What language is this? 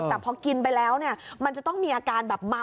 Thai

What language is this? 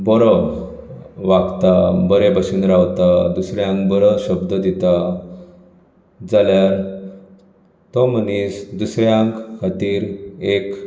Konkani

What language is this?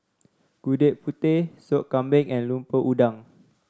English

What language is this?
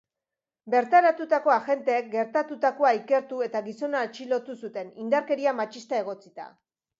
Basque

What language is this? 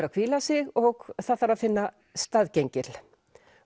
Icelandic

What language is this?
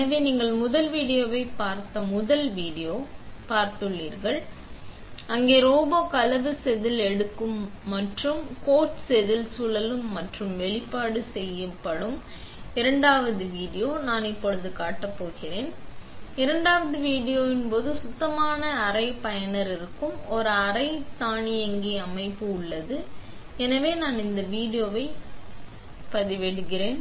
Tamil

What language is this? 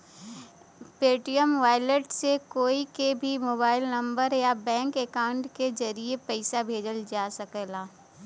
Bhojpuri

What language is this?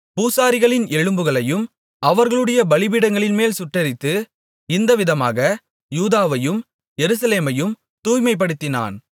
Tamil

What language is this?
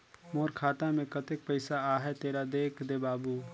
Chhattisgarhi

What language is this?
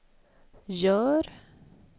Swedish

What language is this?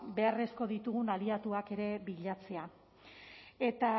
Basque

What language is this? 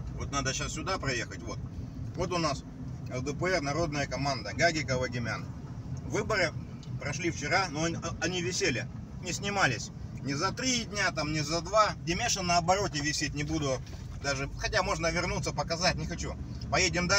Russian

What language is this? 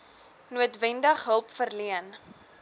Afrikaans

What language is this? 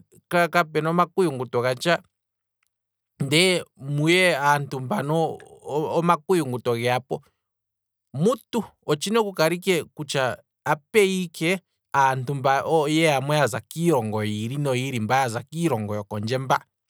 Kwambi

